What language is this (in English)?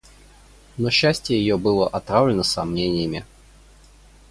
Russian